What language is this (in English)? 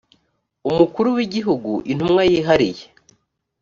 Kinyarwanda